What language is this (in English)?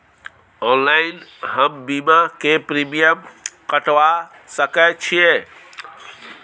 Maithili